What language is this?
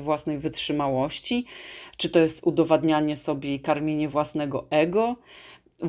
Polish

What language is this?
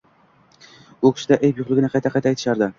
Uzbek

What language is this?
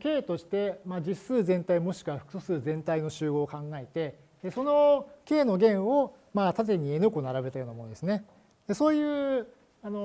Japanese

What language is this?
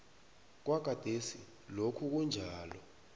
South Ndebele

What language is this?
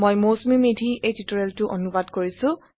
Assamese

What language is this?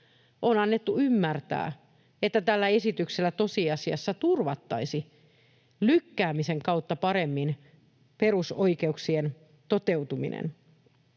Finnish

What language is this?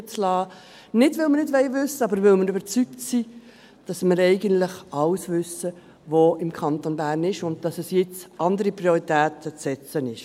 Swiss German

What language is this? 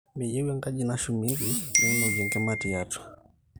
Masai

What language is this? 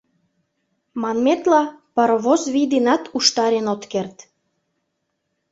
Mari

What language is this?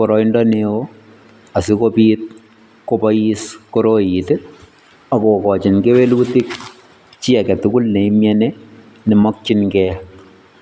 Kalenjin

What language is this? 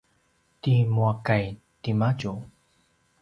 Paiwan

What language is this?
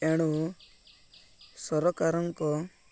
Odia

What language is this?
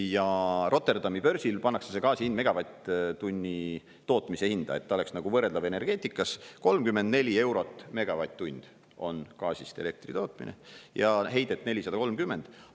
Estonian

